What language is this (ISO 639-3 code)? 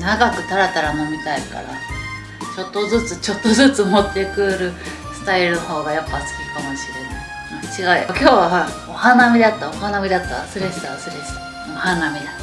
jpn